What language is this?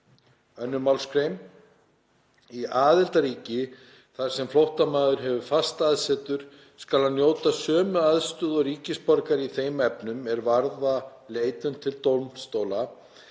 Icelandic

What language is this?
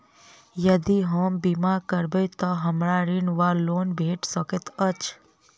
Maithili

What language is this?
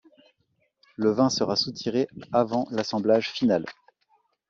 French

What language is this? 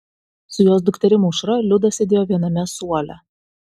Lithuanian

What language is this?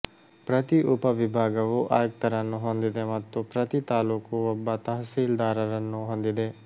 Kannada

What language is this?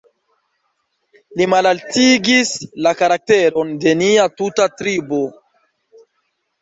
Esperanto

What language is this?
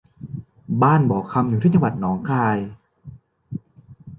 Thai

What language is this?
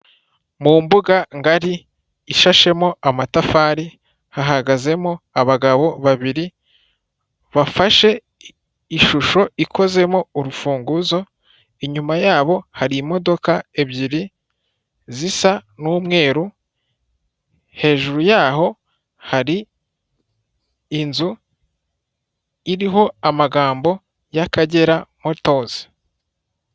Kinyarwanda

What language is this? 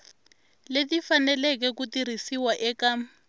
Tsonga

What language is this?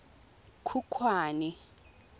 Tswana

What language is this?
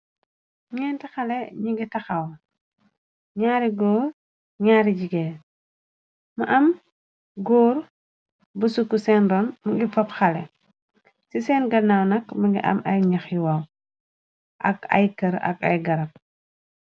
Wolof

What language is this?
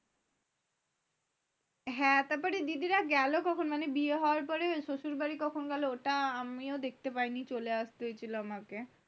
Bangla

